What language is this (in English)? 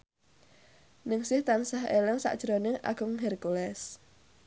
Javanese